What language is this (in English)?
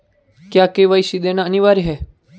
Hindi